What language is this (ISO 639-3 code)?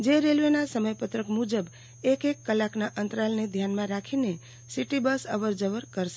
guj